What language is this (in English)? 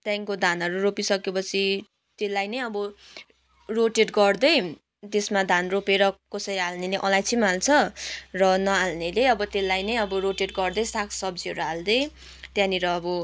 Nepali